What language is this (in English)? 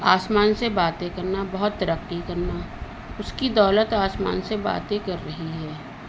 Urdu